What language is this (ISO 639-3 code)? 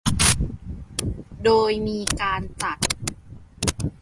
tha